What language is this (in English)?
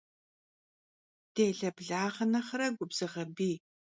Kabardian